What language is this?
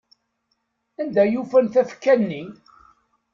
Kabyle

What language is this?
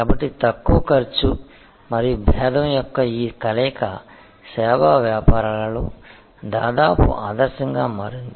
Telugu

